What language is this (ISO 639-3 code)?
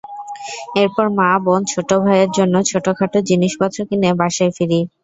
ben